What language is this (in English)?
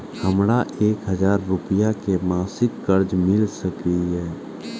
Maithili